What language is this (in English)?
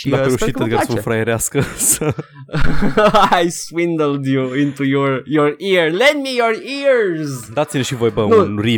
Romanian